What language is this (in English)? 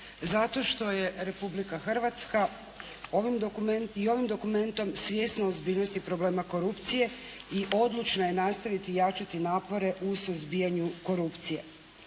Croatian